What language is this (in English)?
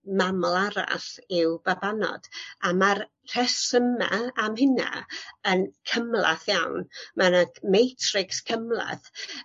Welsh